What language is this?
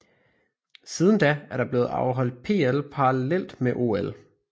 Danish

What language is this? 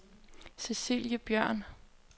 Danish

